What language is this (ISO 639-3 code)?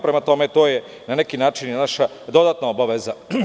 srp